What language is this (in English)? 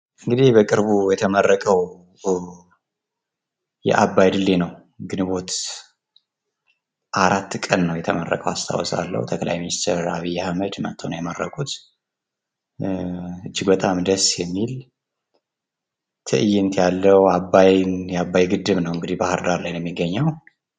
Amharic